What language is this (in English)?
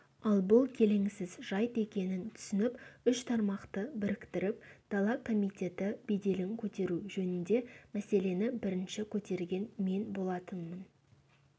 Kazakh